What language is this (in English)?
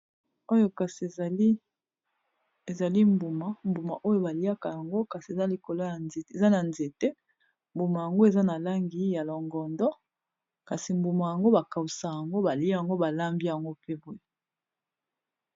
Lingala